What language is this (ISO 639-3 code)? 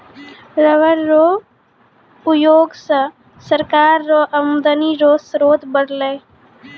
mai